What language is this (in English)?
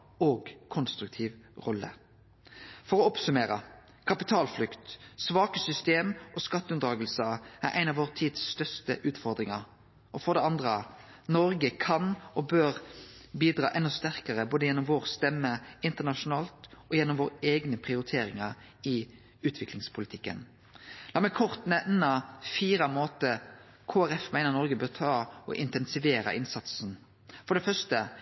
Norwegian Nynorsk